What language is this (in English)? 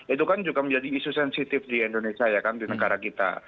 Indonesian